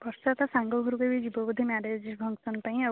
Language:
Odia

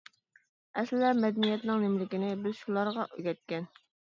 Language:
Uyghur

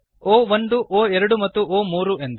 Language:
Kannada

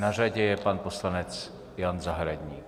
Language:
Czech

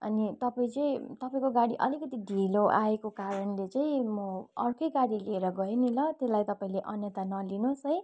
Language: Nepali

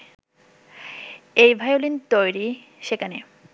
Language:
Bangla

